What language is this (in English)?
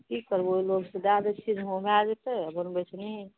Maithili